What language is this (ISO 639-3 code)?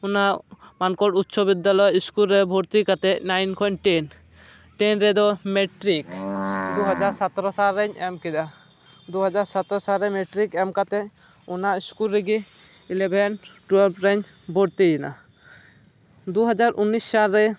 sat